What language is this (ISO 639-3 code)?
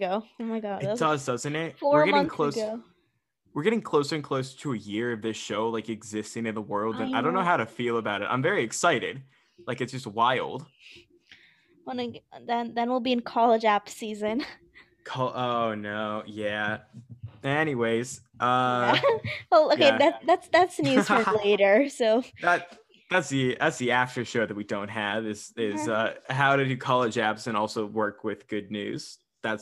eng